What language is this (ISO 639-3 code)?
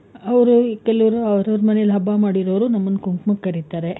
kan